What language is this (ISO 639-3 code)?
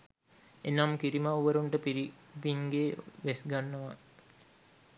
sin